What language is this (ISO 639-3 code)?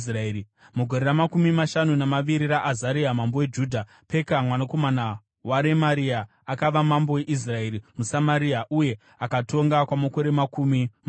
sna